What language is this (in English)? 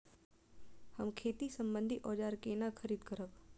Maithili